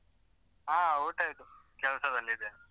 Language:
Kannada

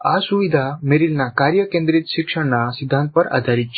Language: Gujarati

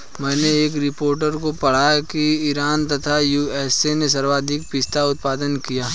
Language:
Hindi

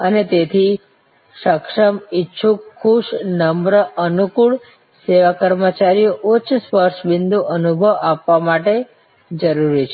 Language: Gujarati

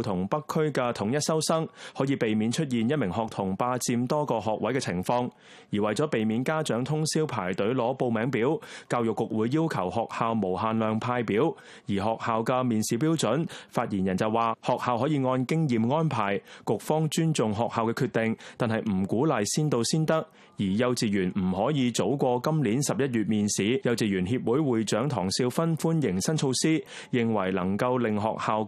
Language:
Chinese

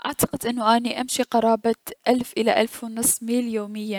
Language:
Mesopotamian Arabic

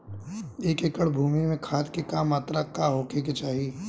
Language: Bhojpuri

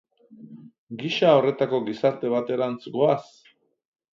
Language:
Basque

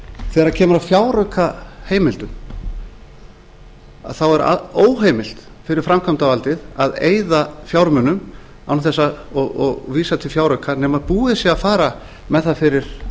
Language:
Icelandic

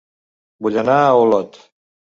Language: Catalan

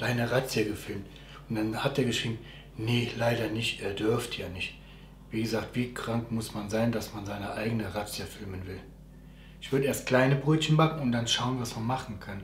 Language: German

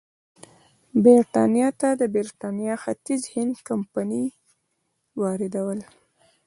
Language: Pashto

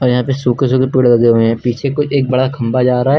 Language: Hindi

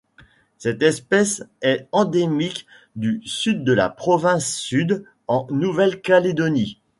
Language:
French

